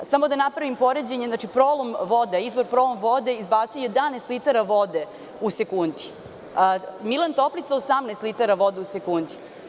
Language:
Serbian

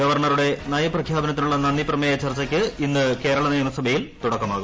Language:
Malayalam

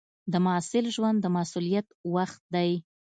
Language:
Pashto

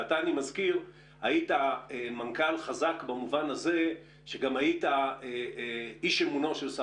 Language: Hebrew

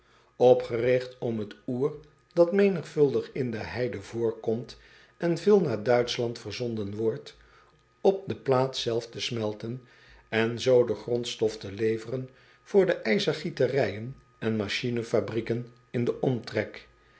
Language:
Dutch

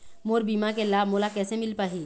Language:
Chhattisgarhi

